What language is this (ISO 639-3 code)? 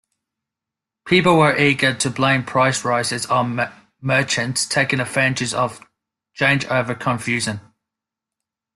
eng